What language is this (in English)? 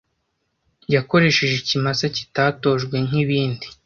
Kinyarwanda